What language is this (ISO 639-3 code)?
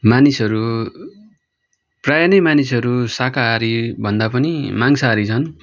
nep